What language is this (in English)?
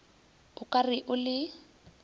Northern Sotho